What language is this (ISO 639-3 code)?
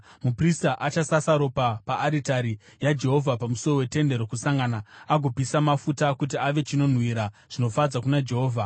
sna